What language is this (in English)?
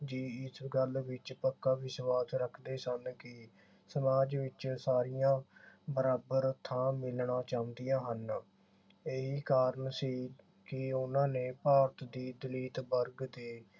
Punjabi